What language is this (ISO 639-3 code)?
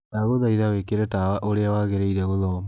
kik